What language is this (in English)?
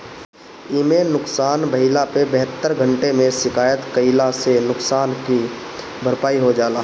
Bhojpuri